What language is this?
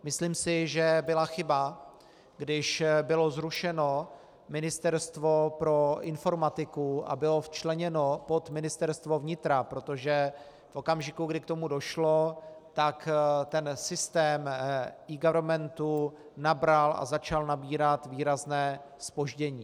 Czech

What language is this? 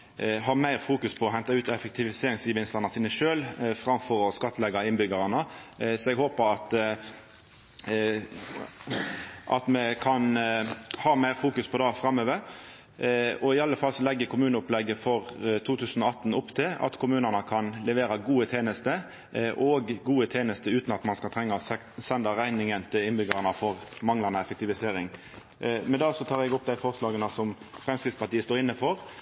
Norwegian Nynorsk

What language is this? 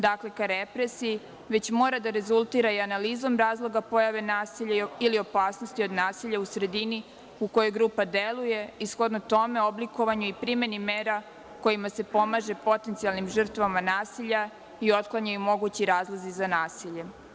Serbian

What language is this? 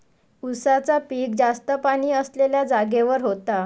Marathi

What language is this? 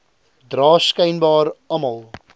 Afrikaans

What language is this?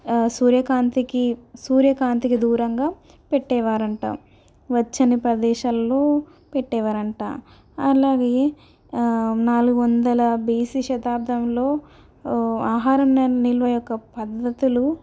Telugu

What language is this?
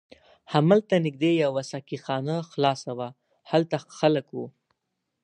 Pashto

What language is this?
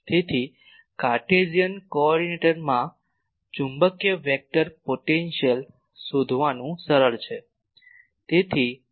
Gujarati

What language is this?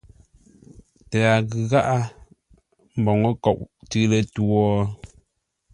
Ngombale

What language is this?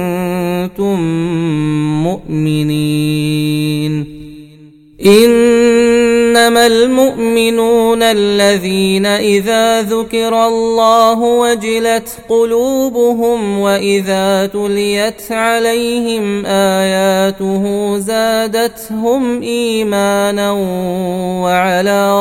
Arabic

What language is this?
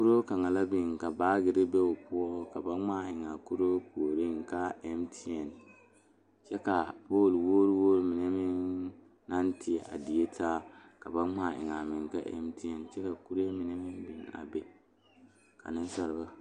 Southern Dagaare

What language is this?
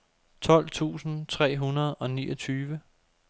Danish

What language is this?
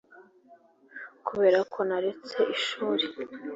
Kinyarwanda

